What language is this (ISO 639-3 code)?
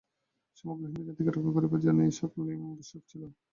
ben